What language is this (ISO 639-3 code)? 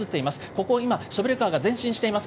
jpn